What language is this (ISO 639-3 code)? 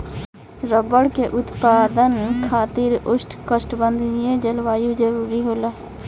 bho